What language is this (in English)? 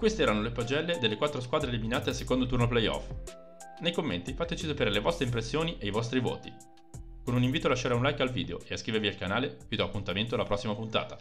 Italian